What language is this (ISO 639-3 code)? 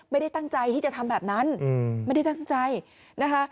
tha